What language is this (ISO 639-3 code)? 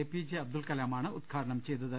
mal